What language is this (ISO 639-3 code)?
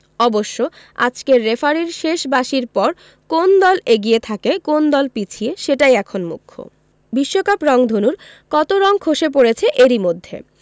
ben